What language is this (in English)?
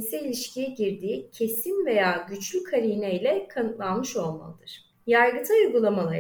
Turkish